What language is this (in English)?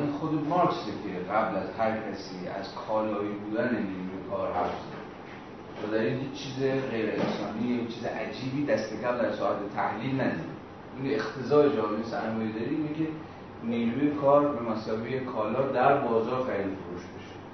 Persian